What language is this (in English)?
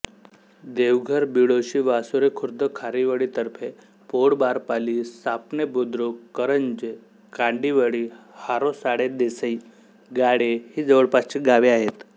Marathi